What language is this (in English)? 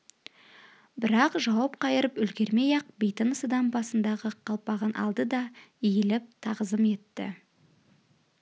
Kazakh